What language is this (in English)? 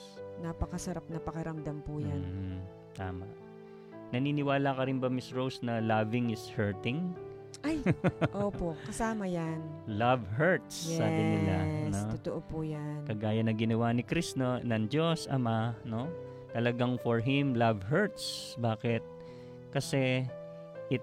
Filipino